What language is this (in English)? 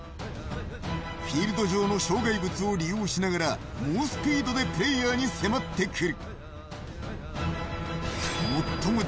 Japanese